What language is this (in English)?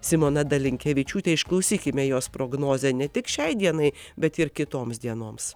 Lithuanian